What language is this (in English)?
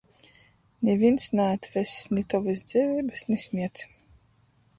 Latgalian